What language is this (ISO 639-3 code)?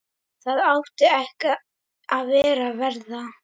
isl